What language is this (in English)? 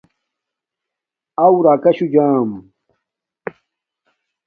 Domaaki